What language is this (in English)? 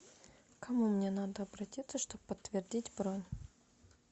Russian